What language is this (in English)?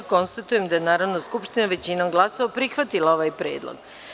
Serbian